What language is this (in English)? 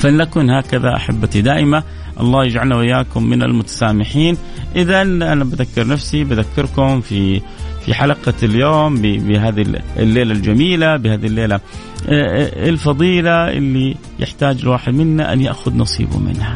Arabic